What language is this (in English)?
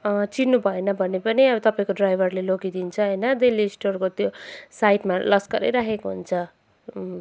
Nepali